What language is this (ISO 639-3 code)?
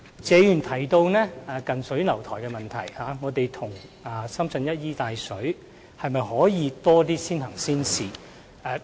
yue